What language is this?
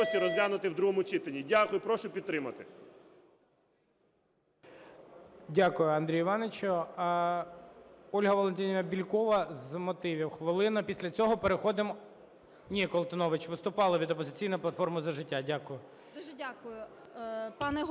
Ukrainian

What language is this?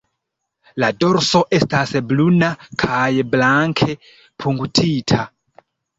Esperanto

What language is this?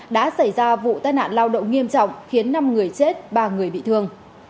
Vietnamese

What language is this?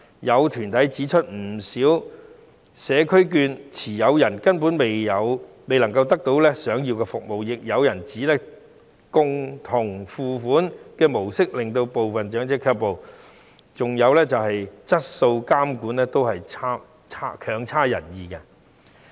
Cantonese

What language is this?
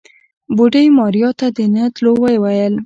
Pashto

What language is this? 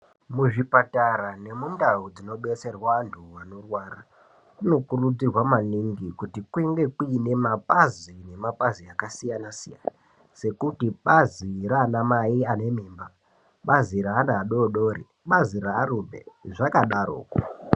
Ndau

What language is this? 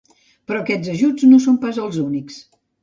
Catalan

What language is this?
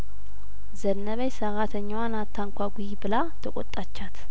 Amharic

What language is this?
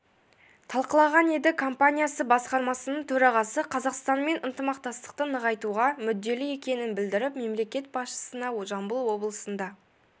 Kazakh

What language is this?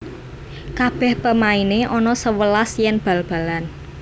Javanese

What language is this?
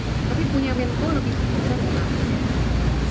Indonesian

